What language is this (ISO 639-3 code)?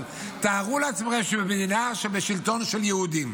heb